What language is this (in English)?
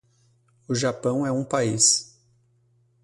Portuguese